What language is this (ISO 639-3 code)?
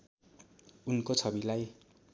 nep